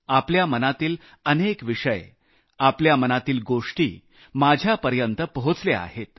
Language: Marathi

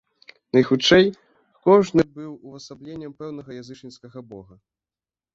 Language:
Belarusian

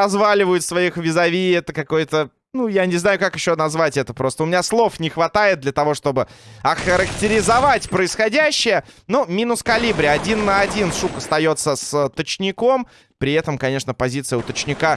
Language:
Russian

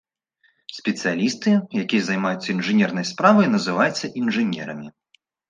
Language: Belarusian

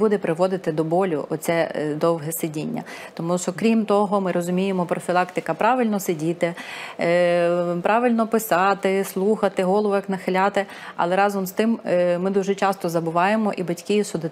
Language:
Ukrainian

